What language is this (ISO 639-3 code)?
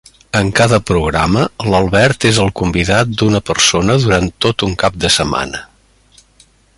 cat